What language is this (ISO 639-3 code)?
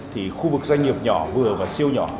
vie